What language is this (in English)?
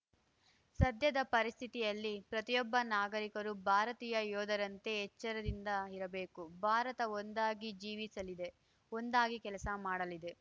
Kannada